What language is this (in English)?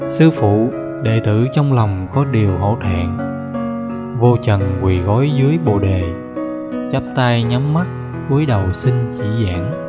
Vietnamese